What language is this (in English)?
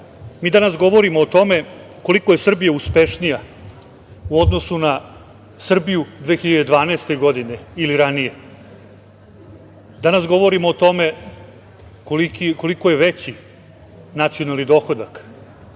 Serbian